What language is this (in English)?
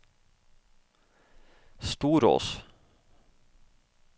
Norwegian